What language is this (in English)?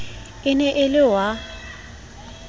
Southern Sotho